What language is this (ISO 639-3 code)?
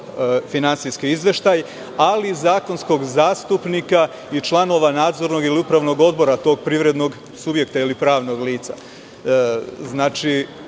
srp